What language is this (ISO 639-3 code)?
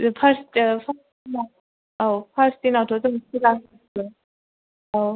brx